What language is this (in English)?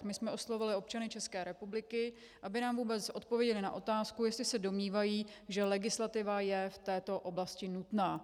Czech